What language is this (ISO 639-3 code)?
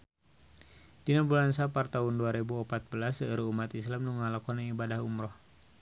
sun